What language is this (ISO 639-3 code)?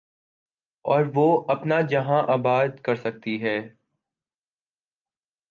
urd